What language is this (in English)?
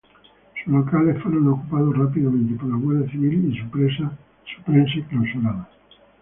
Spanish